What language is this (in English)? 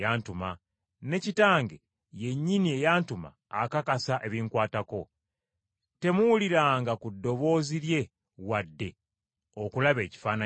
Ganda